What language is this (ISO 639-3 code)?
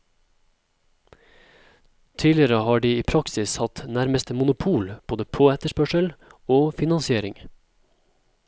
nor